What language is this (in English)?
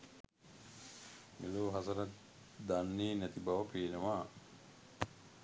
Sinhala